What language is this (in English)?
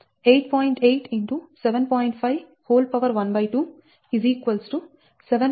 Telugu